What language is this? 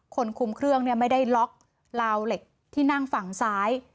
Thai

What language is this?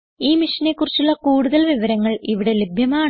Malayalam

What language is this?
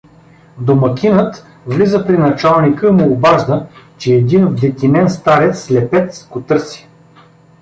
Bulgarian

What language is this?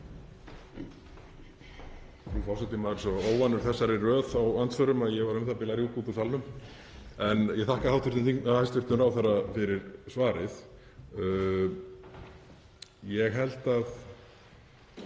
Icelandic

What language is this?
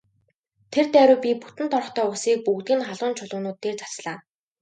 Mongolian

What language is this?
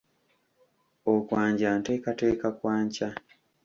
Ganda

